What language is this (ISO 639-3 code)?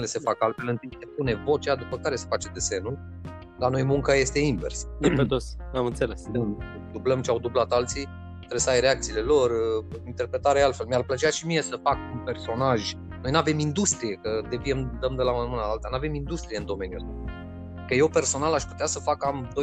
ron